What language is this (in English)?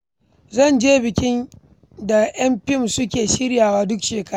Hausa